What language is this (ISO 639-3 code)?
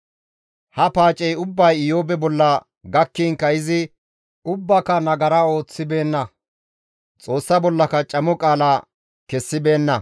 gmv